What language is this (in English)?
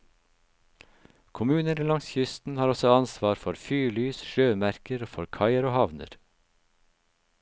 Norwegian